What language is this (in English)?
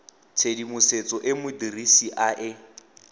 Tswana